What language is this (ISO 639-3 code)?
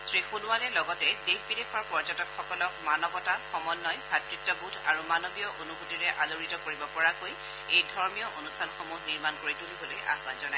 asm